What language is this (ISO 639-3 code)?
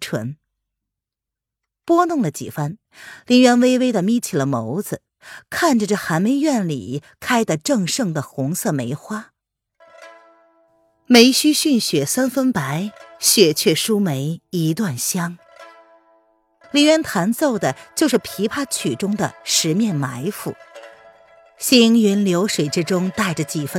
zho